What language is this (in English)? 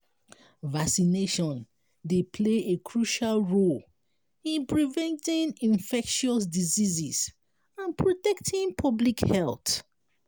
Nigerian Pidgin